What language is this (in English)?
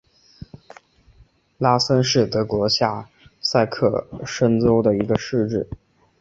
Chinese